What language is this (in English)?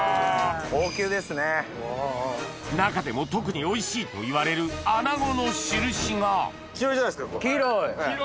Japanese